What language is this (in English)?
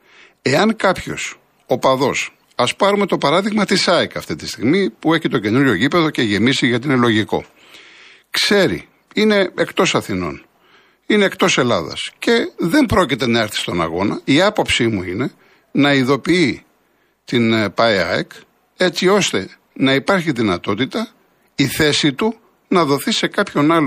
Greek